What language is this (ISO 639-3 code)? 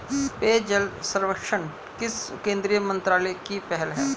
hin